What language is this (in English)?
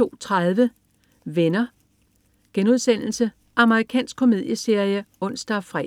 Danish